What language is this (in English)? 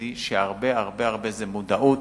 Hebrew